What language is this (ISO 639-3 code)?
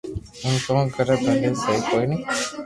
lrk